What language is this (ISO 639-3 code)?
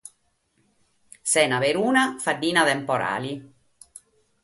srd